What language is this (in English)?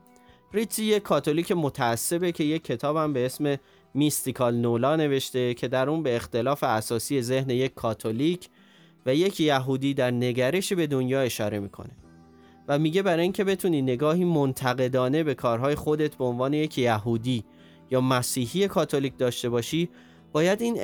Persian